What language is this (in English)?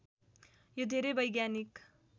Nepali